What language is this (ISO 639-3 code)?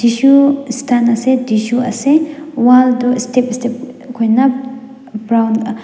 nag